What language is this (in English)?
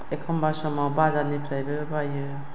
Bodo